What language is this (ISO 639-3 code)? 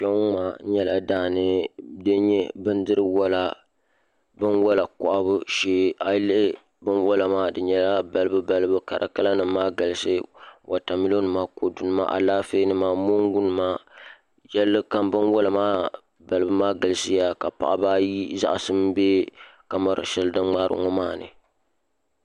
dag